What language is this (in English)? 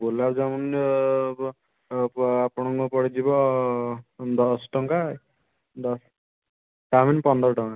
Odia